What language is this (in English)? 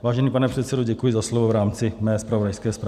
Czech